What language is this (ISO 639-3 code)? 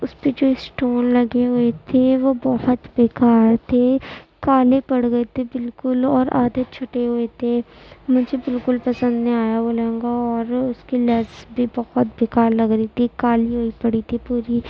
urd